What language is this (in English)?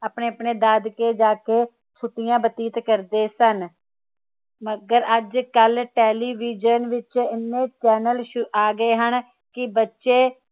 Punjabi